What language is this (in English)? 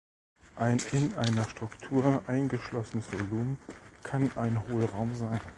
German